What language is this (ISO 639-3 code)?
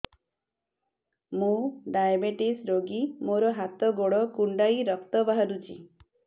ori